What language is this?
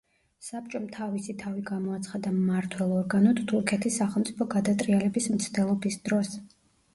Georgian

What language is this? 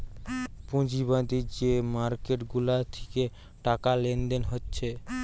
Bangla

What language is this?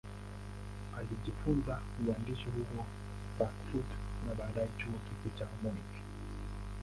Swahili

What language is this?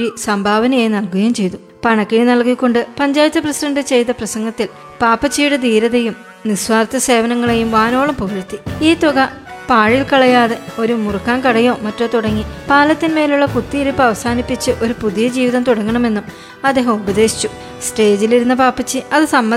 Malayalam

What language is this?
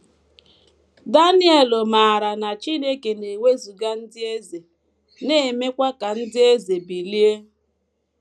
Igbo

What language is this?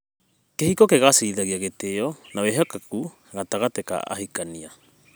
Kikuyu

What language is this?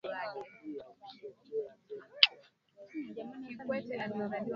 Swahili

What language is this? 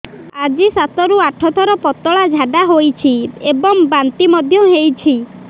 Odia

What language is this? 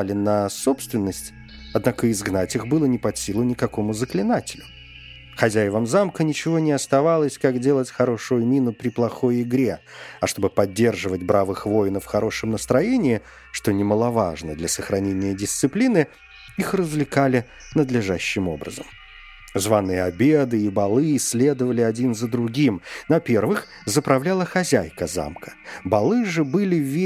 Russian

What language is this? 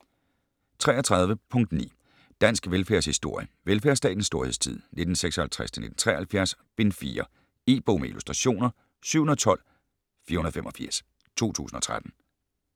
Danish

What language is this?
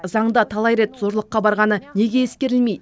Kazakh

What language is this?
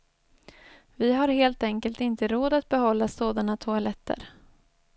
Swedish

